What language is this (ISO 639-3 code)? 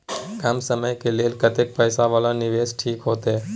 mai